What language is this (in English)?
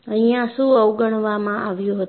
Gujarati